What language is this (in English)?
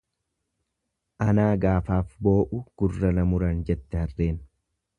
Oromo